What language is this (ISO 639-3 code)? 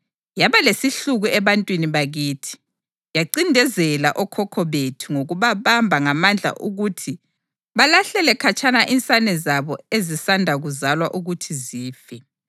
nde